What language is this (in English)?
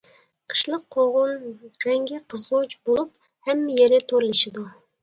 Uyghur